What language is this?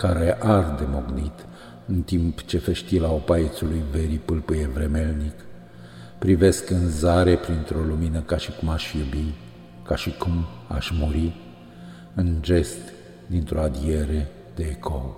Romanian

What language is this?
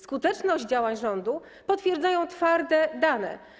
Polish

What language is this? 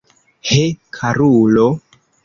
Esperanto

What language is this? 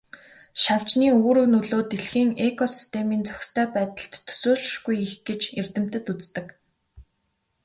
Mongolian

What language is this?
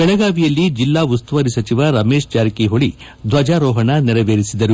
Kannada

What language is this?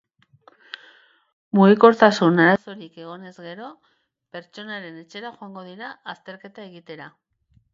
Basque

